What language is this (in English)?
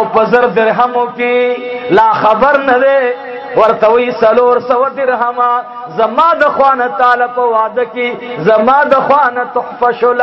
Arabic